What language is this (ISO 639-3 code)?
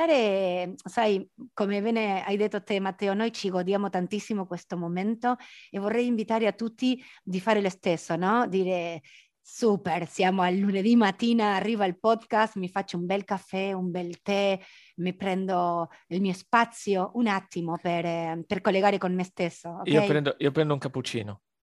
ita